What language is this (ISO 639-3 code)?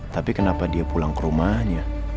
ind